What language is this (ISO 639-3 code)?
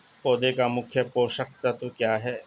hin